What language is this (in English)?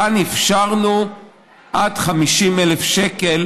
Hebrew